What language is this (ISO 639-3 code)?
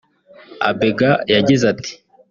kin